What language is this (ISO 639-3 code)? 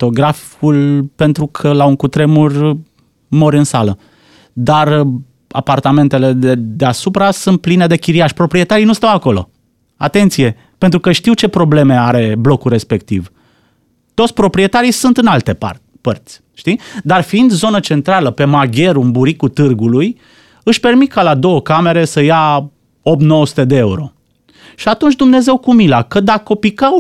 ron